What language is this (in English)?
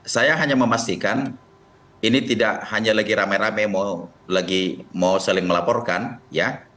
Indonesian